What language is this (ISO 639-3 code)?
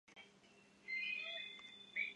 zho